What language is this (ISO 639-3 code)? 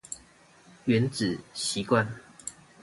zho